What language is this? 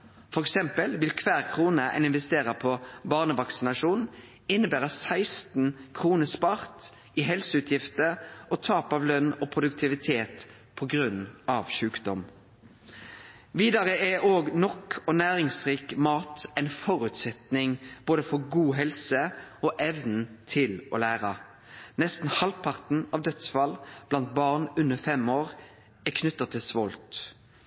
Norwegian Nynorsk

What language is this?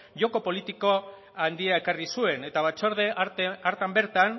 Basque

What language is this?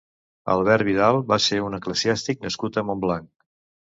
Catalan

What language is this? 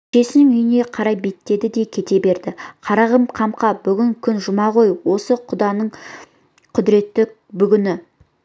Kazakh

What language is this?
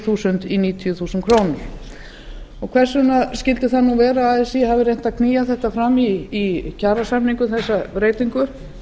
Icelandic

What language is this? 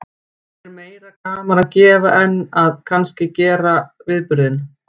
Icelandic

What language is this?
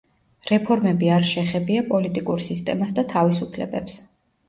Georgian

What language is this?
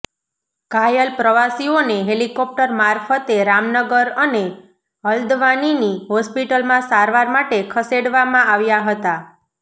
Gujarati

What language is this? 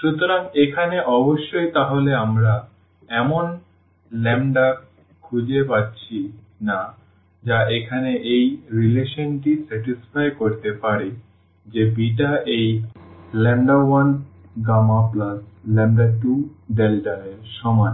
Bangla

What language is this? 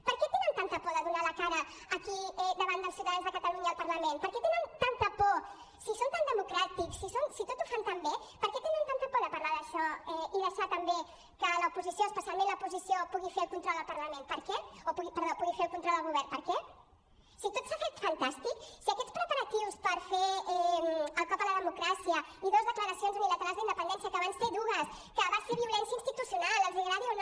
Catalan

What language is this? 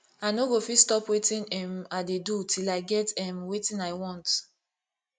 Nigerian Pidgin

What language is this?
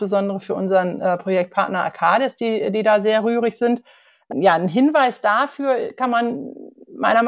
German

